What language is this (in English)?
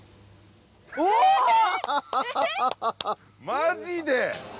Japanese